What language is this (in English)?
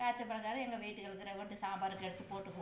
Tamil